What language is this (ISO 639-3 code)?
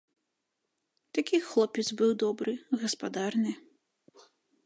bel